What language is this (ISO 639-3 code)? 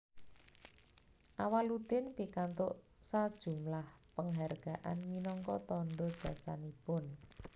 jav